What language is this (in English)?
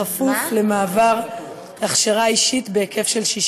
Hebrew